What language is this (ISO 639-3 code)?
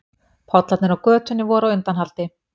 isl